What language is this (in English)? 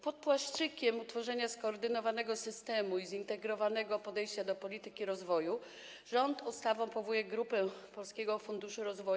Polish